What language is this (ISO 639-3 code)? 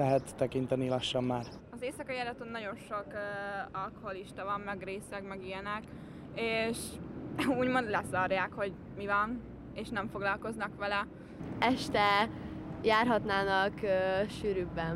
hun